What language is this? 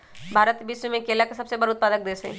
Magahi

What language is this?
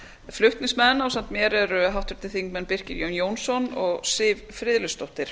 Icelandic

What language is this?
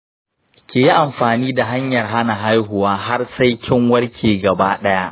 Hausa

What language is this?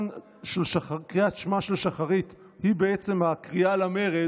Hebrew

